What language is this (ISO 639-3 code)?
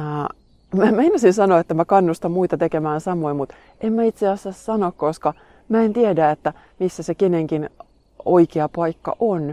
fin